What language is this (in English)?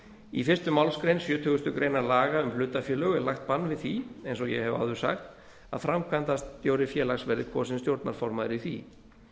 Icelandic